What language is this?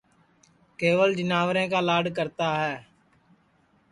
Sansi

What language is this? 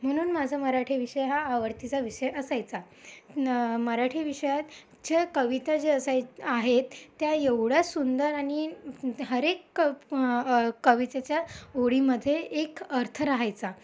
Marathi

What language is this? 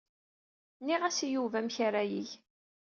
Kabyle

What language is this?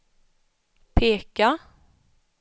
Swedish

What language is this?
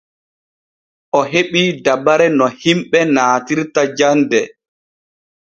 Borgu Fulfulde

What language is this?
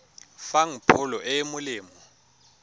Tswana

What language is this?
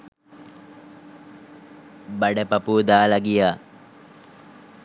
Sinhala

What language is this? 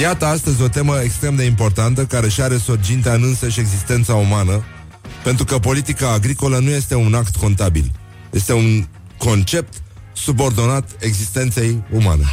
Romanian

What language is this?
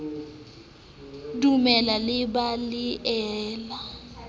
Southern Sotho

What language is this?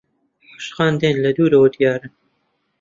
Central Kurdish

